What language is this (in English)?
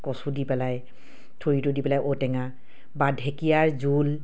Assamese